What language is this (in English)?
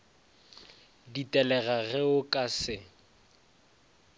Northern Sotho